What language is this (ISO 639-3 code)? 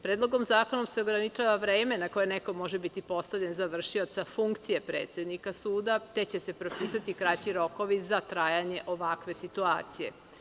srp